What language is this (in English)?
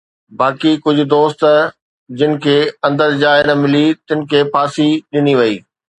Sindhi